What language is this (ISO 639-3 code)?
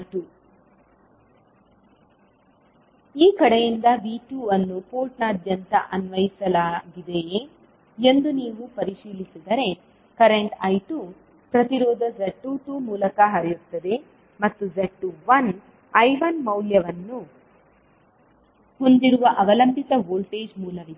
kan